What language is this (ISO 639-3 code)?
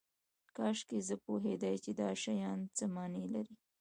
pus